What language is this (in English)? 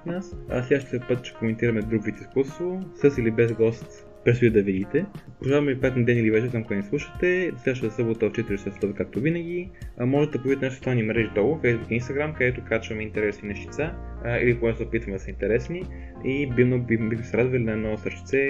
Bulgarian